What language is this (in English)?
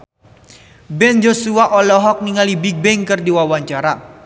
Sundanese